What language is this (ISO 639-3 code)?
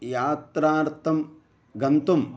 san